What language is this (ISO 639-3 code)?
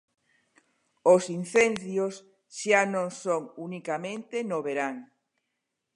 glg